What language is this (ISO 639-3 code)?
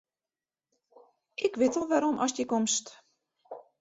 fry